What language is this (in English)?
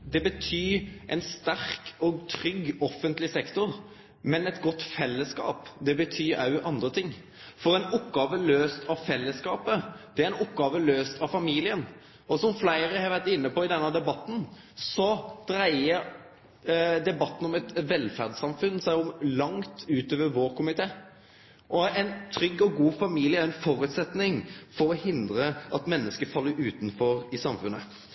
Norwegian Nynorsk